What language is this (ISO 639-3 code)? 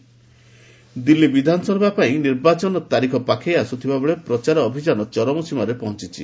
ori